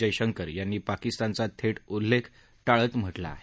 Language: Marathi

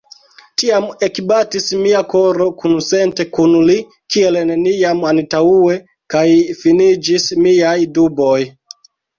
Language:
Esperanto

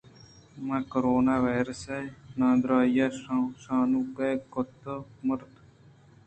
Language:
Eastern Balochi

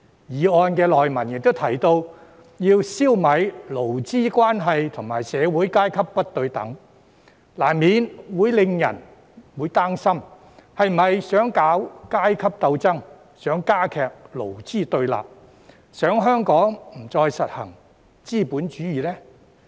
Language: Cantonese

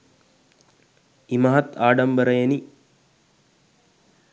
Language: Sinhala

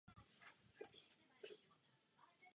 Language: Czech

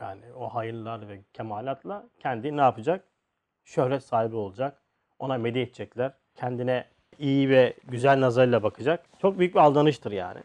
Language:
Turkish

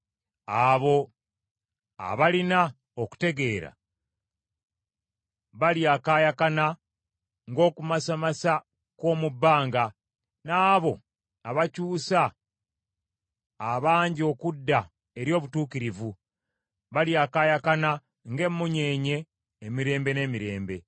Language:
Ganda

